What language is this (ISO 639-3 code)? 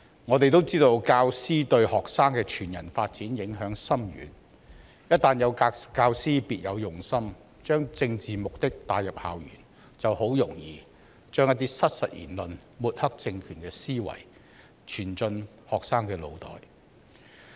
yue